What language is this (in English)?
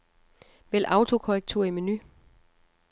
Danish